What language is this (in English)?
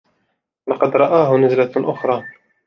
Arabic